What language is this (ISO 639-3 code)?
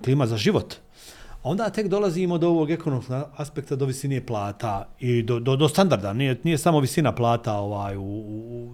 hrv